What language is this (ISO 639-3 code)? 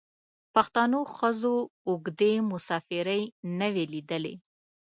pus